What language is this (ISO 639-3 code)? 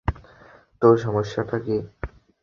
ben